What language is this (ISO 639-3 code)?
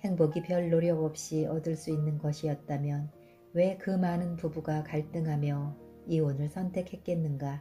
kor